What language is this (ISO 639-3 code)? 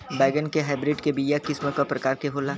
bho